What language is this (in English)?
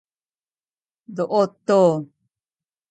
Sakizaya